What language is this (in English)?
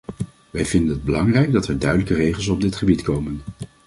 Dutch